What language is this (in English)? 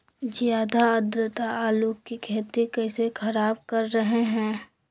Magahi